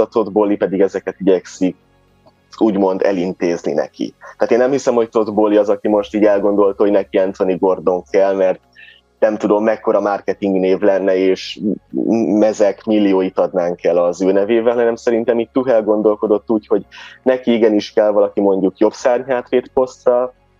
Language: Hungarian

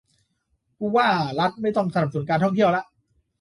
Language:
Thai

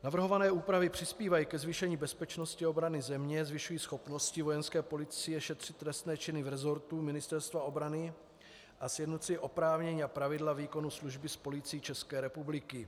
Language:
Czech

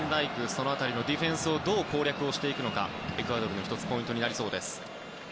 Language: Japanese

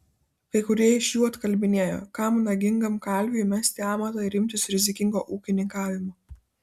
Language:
Lithuanian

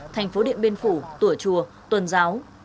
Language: Vietnamese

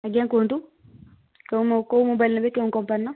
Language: Odia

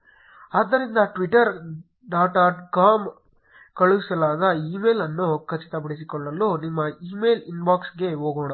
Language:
Kannada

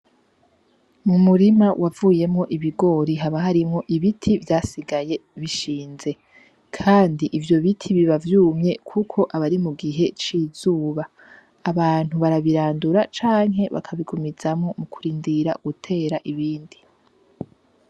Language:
Rundi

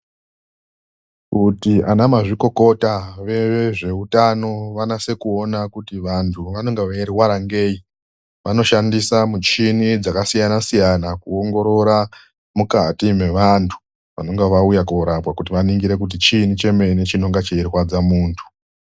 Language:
Ndau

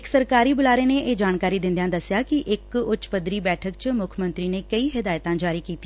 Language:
Punjabi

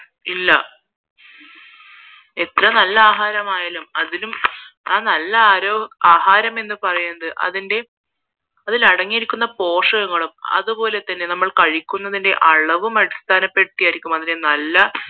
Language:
Malayalam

